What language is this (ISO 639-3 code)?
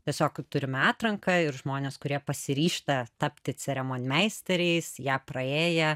lit